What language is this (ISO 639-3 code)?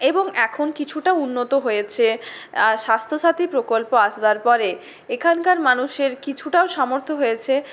ben